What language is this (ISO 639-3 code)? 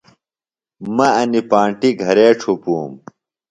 phl